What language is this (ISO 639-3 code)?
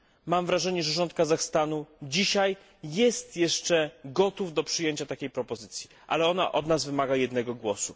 pol